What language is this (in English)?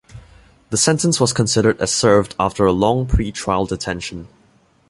English